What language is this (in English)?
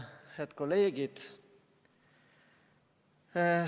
Estonian